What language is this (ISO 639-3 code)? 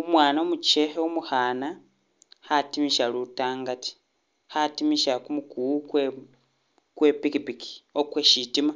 myx